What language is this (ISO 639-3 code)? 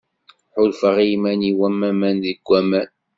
kab